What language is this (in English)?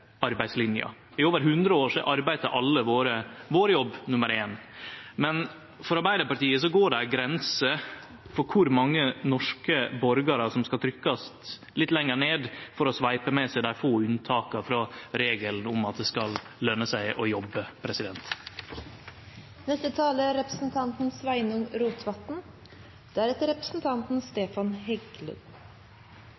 Norwegian Nynorsk